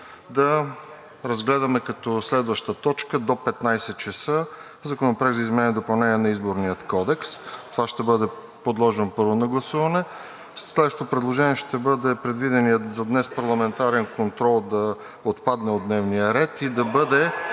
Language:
Bulgarian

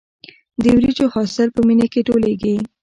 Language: Pashto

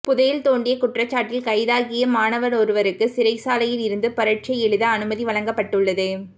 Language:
Tamil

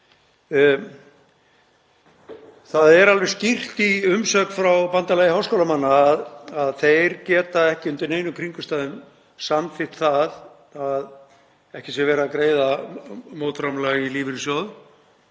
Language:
Icelandic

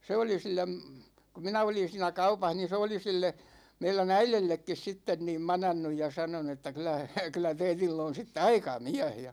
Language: Finnish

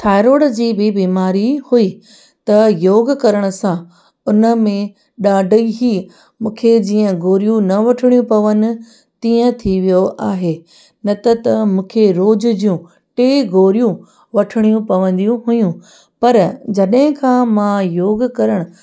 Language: Sindhi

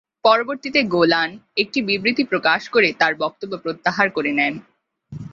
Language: Bangla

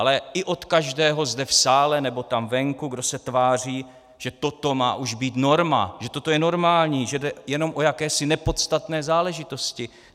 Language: Czech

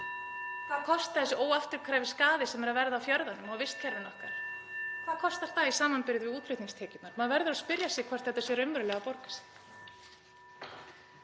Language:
Icelandic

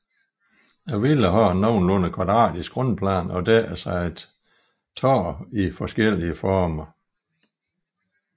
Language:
Danish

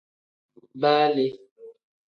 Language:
Tem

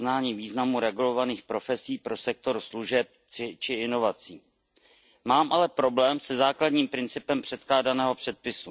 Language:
Czech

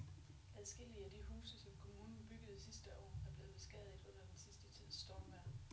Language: Danish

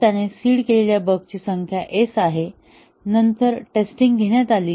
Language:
Marathi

